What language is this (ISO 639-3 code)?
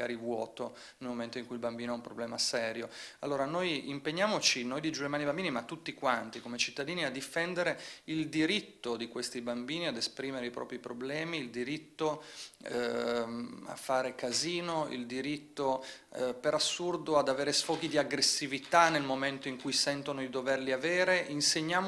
ita